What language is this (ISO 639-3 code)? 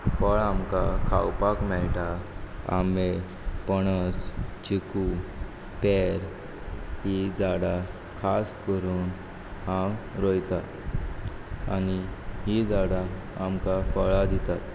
kok